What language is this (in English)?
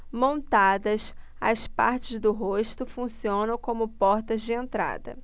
Portuguese